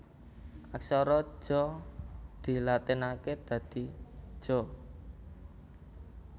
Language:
Javanese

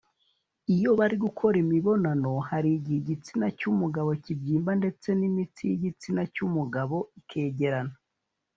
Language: Kinyarwanda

